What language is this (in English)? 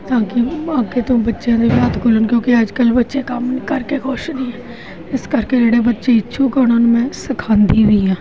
Punjabi